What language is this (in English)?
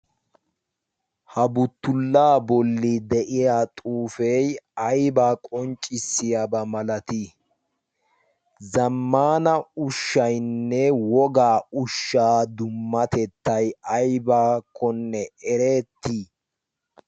Wolaytta